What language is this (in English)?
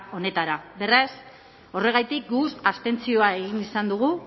Basque